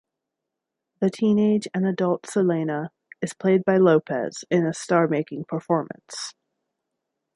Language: English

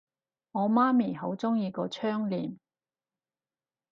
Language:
Cantonese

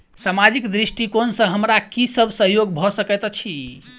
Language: Maithili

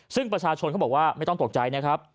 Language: Thai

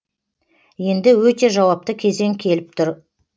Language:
Kazakh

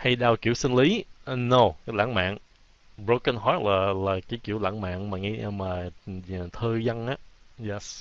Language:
Vietnamese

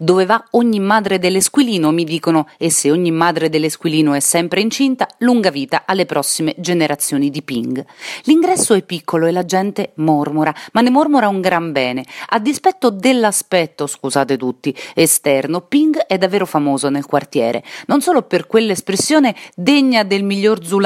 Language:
Italian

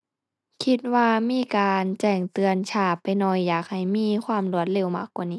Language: Thai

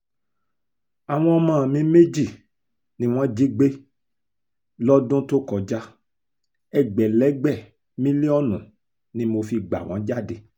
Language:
Yoruba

